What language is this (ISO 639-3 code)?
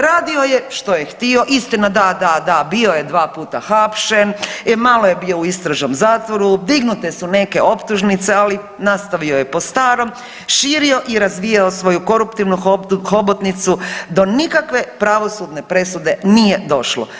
hrv